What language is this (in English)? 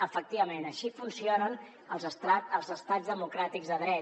Catalan